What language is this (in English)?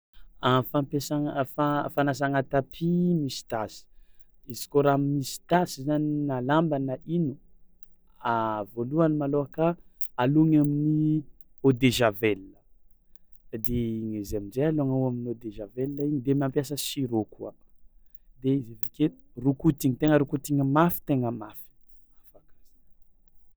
Tsimihety Malagasy